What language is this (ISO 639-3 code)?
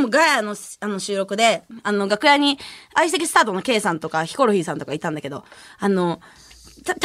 jpn